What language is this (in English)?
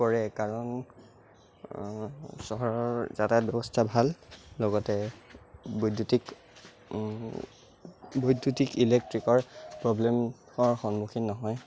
Assamese